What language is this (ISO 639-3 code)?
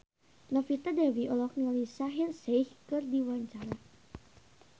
sun